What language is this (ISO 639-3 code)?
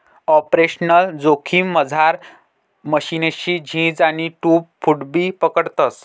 mar